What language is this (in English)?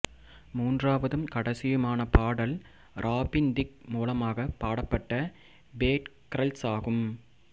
Tamil